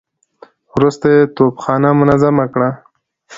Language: Pashto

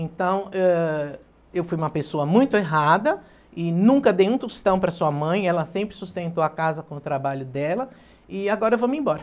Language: Portuguese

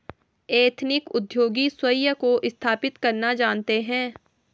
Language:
Hindi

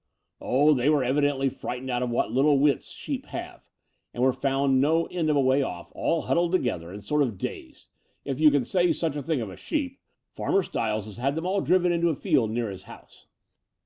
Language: English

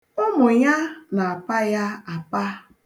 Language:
Igbo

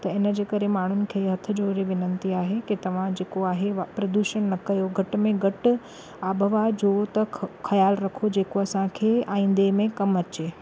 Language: Sindhi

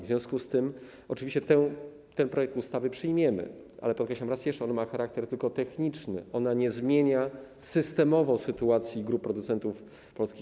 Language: Polish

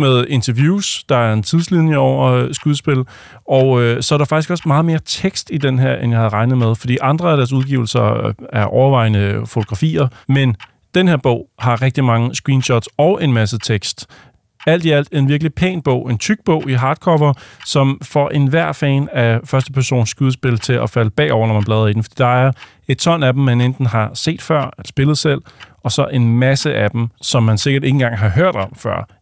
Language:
Danish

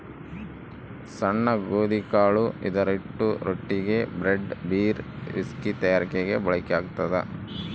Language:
Kannada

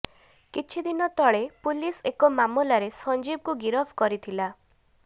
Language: Odia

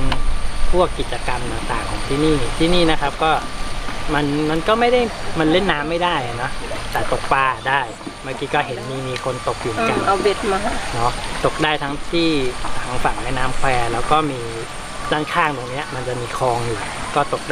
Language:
Thai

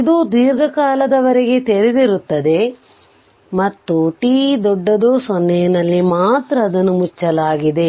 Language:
Kannada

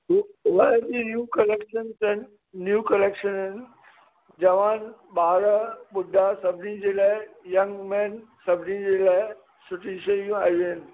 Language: Sindhi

